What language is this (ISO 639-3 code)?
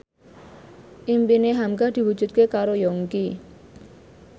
jav